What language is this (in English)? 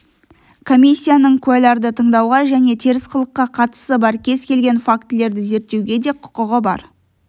Kazakh